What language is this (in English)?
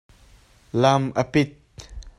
Hakha Chin